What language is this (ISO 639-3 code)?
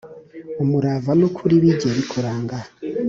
kin